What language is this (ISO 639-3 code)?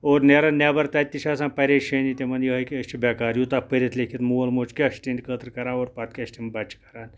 kas